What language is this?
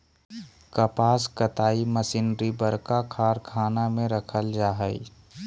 Magahi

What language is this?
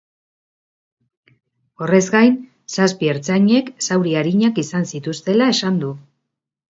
Basque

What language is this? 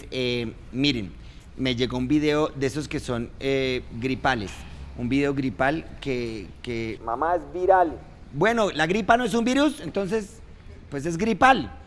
Spanish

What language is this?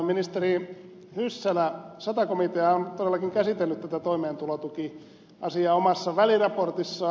Finnish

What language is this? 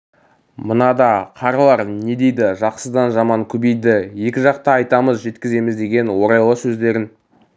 Kazakh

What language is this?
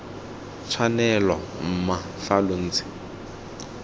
Tswana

